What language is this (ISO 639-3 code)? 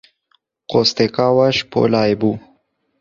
kur